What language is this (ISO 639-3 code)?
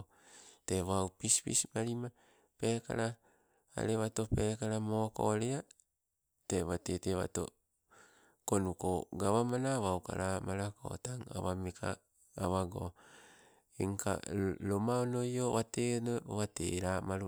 nco